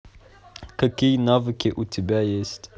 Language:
Russian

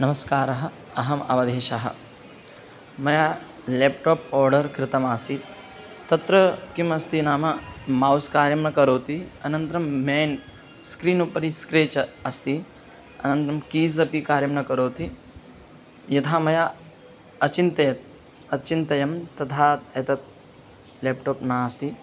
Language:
Sanskrit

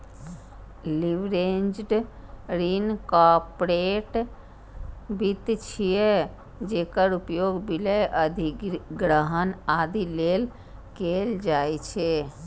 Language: Maithili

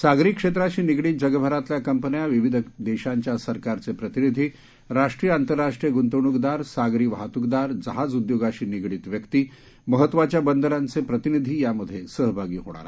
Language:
Marathi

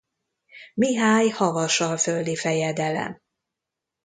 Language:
Hungarian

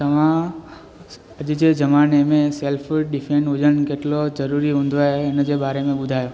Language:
Sindhi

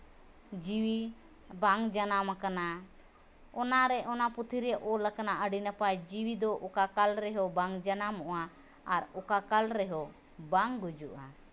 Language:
Santali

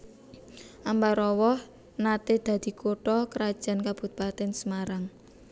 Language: Javanese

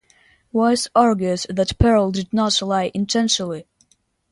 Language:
English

